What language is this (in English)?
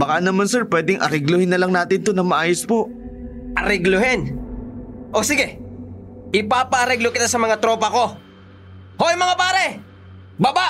Filipino